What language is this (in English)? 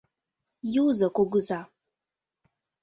Mari